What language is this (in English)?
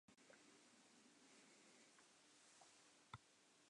Western Frisian